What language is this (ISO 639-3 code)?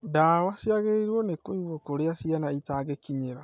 kik